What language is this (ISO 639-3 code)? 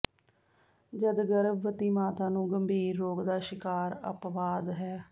pan